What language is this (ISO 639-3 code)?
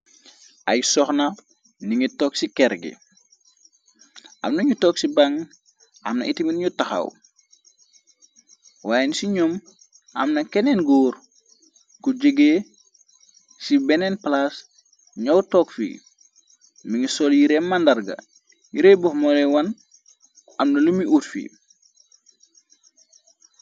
wol